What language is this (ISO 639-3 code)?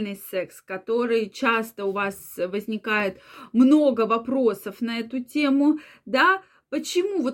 rus